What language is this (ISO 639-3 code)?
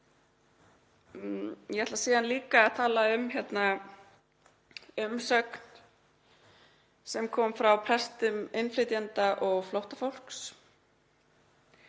isl